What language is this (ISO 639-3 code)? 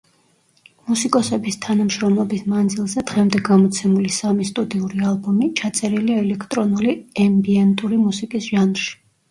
kat